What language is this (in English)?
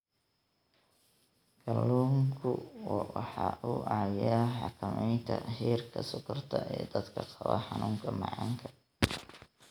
Somali